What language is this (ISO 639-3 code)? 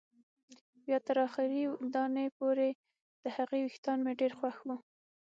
pus